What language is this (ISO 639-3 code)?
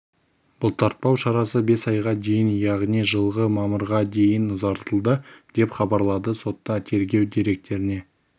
kaz